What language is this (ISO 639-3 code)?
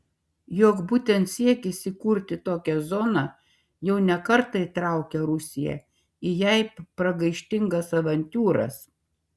lit